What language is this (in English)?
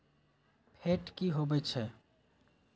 Magahi